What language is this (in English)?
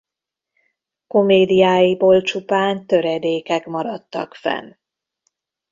Hungarian